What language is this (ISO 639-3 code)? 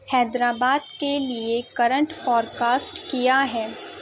urd